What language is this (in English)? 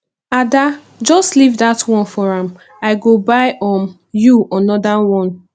Nigerian Pidgin